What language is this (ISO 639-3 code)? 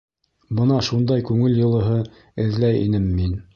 bak